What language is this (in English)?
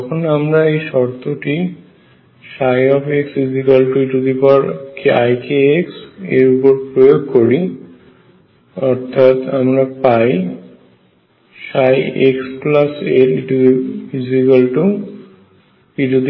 Bangla